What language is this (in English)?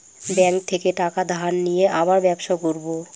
Bangla